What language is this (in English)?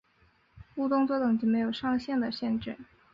Chinese